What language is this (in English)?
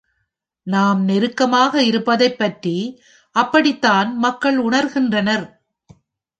Tamil